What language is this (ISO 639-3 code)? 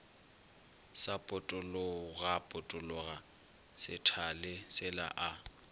nso